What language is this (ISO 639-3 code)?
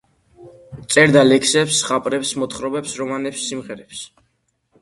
kat